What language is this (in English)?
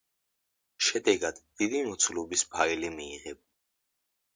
Georgian